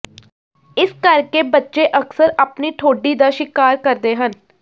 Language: Punjabi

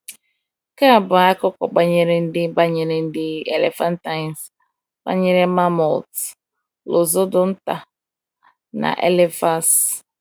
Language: Igbo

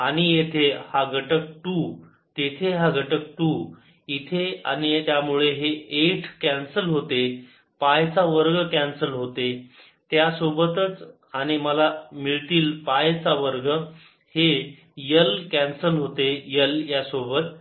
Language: Marathi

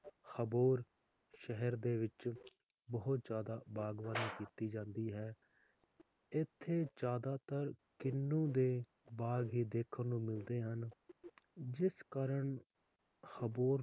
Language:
Punjabi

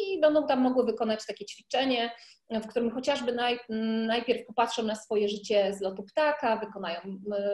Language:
Polish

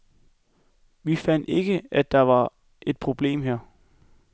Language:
Danish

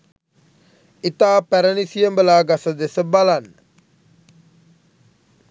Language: Sinhala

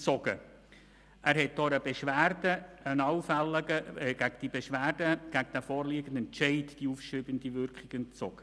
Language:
Swiss German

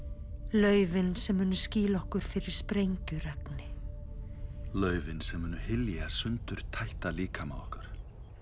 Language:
Icelandic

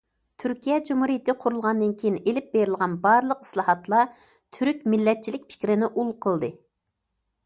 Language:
Uyghur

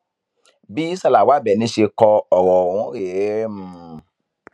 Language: Yoruba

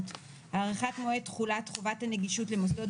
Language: Hebrew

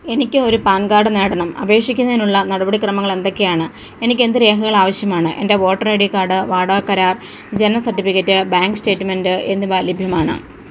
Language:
Malayalam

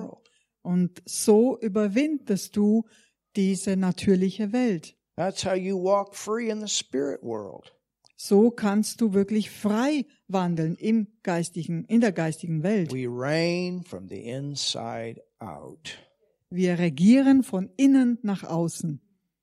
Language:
German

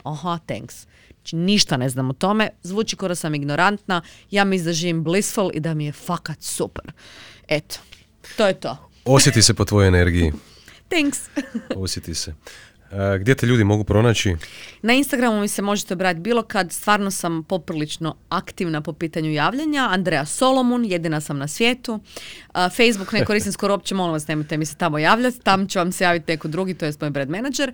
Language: Croatian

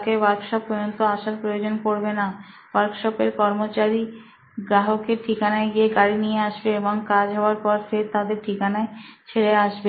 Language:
Bangla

